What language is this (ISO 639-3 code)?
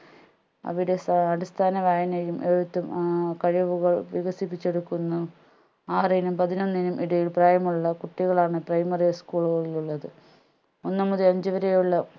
mal